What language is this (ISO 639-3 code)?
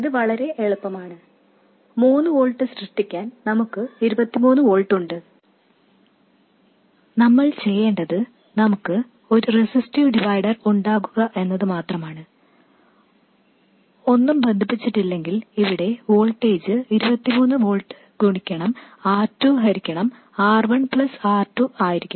mal